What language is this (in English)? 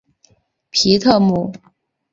Chinese